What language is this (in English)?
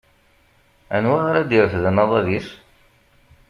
Kabyle